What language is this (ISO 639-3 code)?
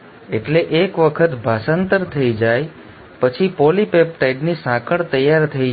guj